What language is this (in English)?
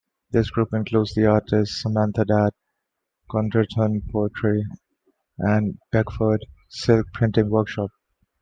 English